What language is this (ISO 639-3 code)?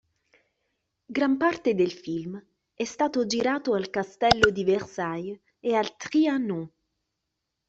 ita